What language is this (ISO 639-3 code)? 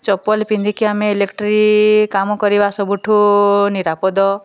ori